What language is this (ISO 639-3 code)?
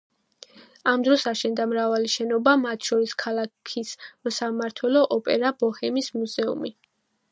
kat